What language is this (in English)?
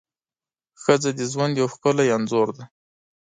Pashto